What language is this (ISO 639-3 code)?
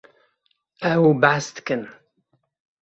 kur